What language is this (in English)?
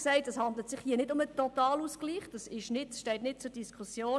Swiss German